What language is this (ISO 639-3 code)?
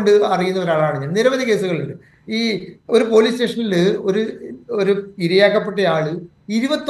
mal